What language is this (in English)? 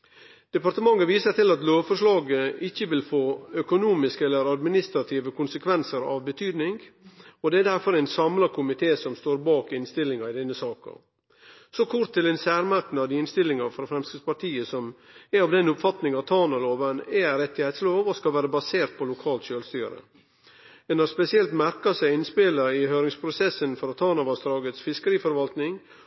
Norwegian Nynorsk